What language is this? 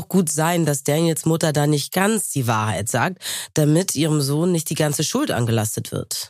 German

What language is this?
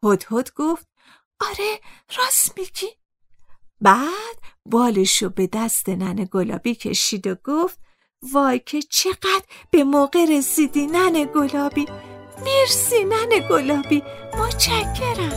Persian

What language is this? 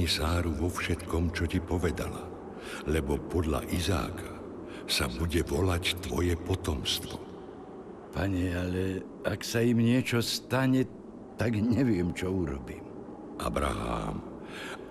Slovak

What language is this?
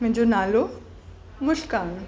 Sindhi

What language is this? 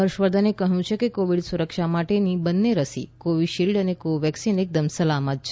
Gujarati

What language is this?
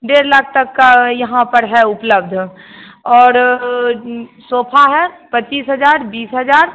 Hindi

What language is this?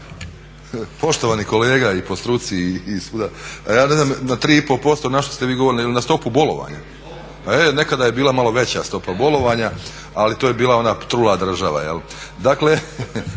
Croatian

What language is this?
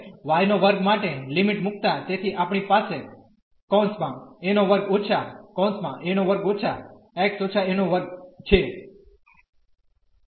Gujarati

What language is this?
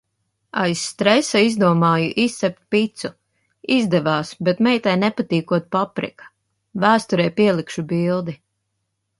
Latvian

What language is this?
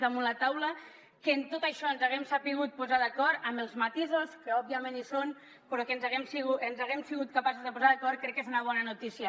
Catalan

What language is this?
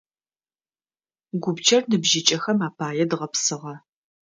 Adyghe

